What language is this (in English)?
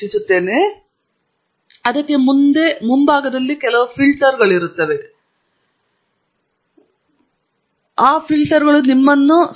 Kannada